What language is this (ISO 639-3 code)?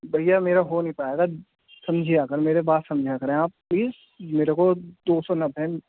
urd